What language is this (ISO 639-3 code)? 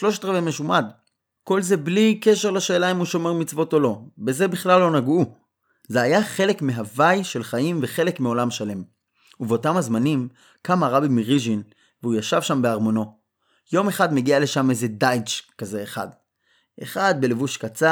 heb